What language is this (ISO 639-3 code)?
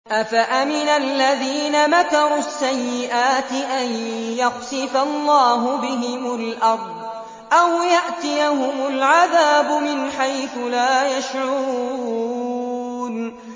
ara